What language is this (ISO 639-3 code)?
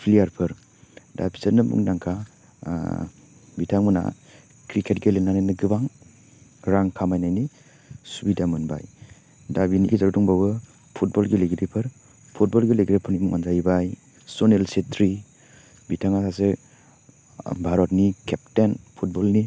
brx